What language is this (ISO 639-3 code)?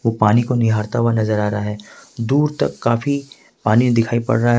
hin